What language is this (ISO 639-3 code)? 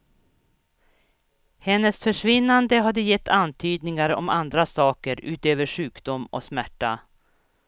swe